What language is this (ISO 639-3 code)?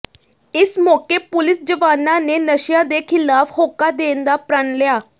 pan